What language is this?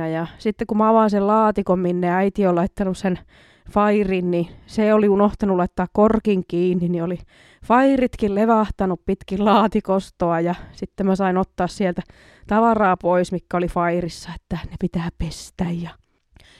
Finnish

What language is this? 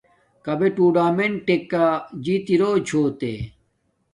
Domaaki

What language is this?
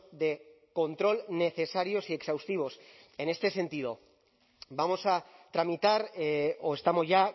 Spanish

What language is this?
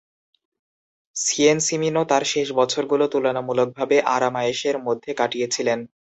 Bangla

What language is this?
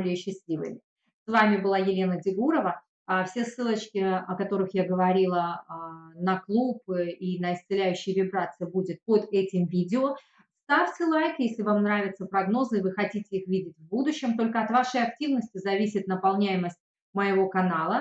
Russian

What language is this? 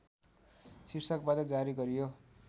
Nepali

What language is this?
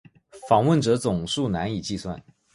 Chinese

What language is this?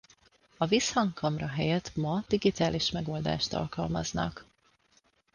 Hungarian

